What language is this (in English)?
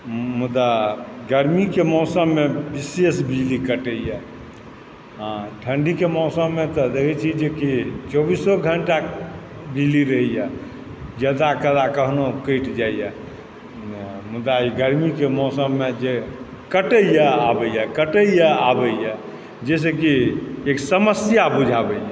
Maithili